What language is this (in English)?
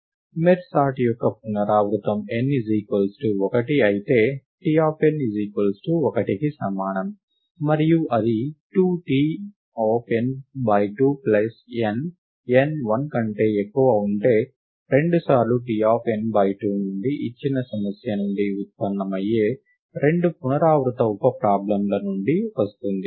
Telugu